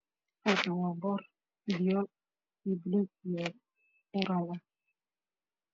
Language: Somali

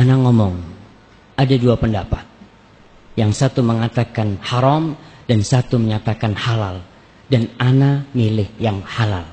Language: Indonesian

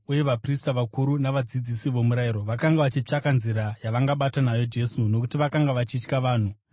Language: Shona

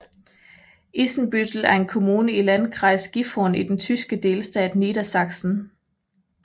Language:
Danish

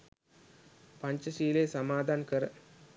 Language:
Sinhala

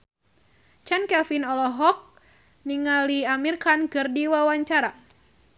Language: Sundanese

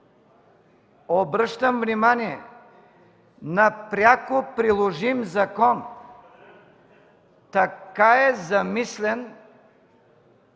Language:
Bulgarian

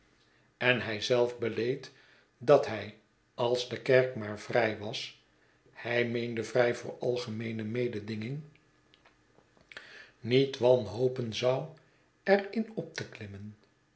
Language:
Dutch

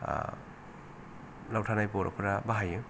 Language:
Bodo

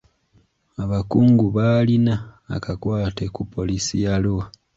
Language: Ganda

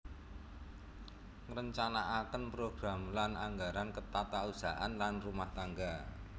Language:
Javanese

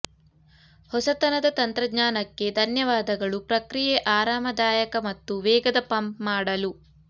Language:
Kannada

